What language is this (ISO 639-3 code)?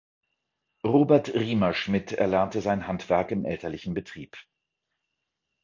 deu